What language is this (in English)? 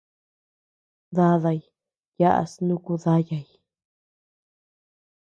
Tepeuxila Cuicatec